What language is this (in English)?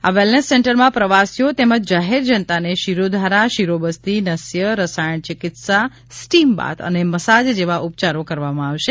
Gujarati